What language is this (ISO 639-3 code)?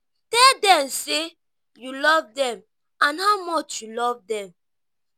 pcm